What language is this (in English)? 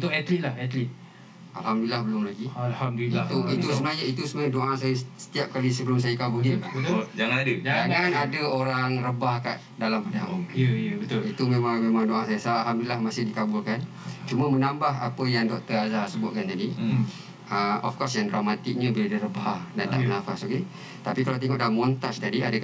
Malay